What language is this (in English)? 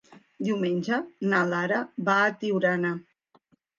Catalan